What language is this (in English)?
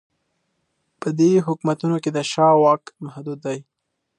Pashto